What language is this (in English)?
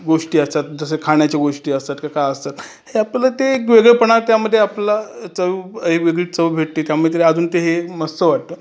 Marathi